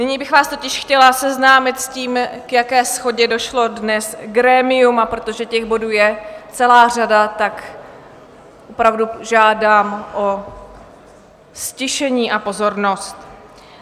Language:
Czech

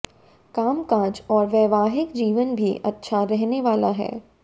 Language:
Hindi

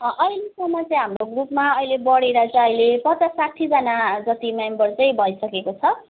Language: Nepali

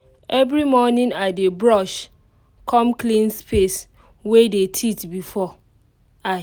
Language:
Nigerian Pidgin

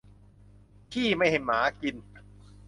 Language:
Thai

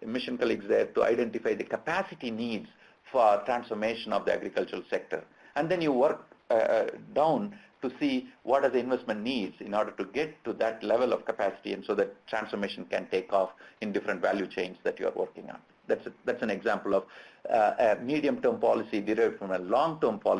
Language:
English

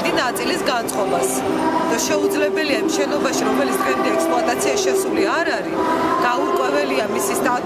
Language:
Bulgarian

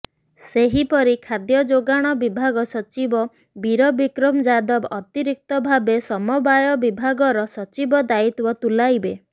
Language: Odia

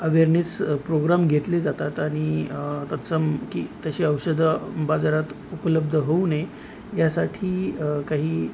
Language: Marathi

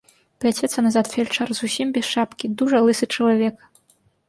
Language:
Belarusian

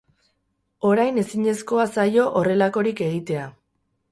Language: Basque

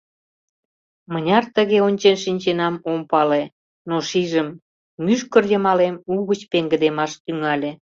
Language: Mari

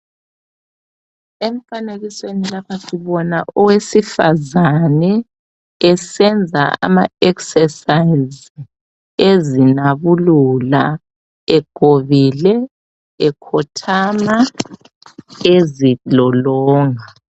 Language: North Ndebele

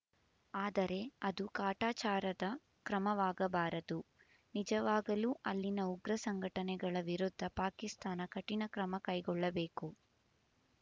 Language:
Kannada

